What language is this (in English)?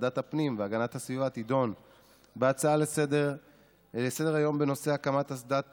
Hebrew